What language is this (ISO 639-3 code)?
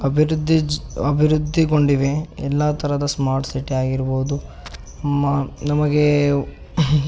kan